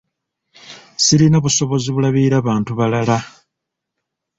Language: Ganda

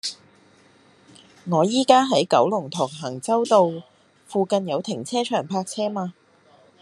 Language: Cantonese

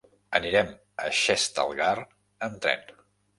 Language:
Catalan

